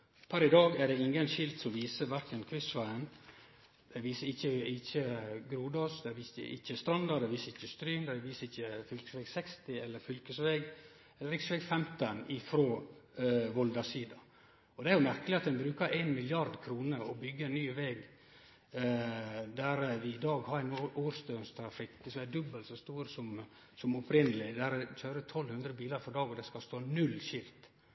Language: Norwegian Nynorsk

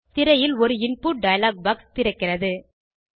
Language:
Tamil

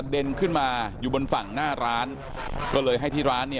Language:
Thai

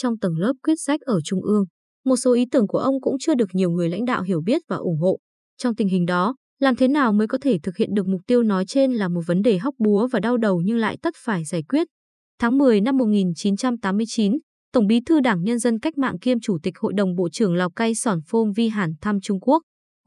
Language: Vietnamese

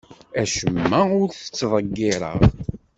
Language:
Kabyle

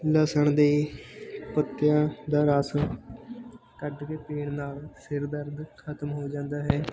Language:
Punjabi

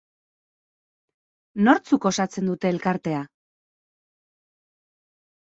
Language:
Basque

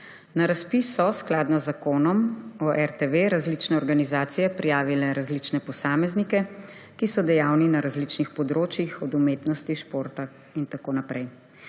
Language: Slovenian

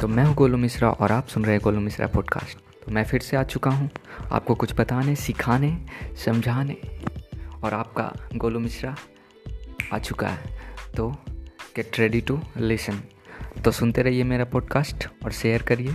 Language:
Hindi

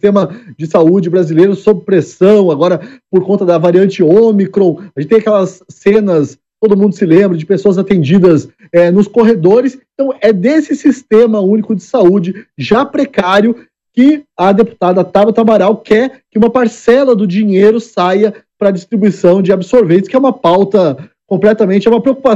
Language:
Portuguese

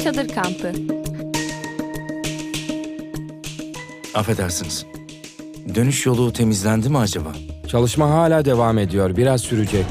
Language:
Turkish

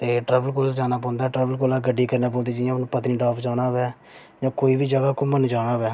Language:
Dogri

